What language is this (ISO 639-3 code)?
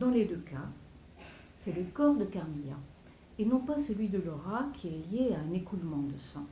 fra